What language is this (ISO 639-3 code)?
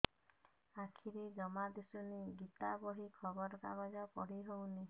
ori